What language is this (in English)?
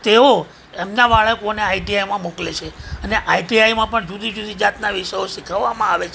Gujarati